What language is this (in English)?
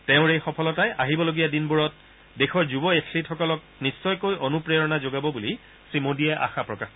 Assamese